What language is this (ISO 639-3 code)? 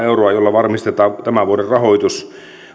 fin